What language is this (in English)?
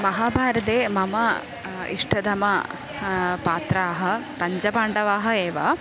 Sanskrit